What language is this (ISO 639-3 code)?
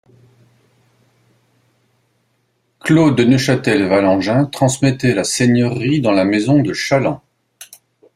fra